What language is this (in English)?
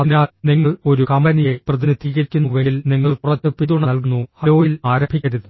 Malayalam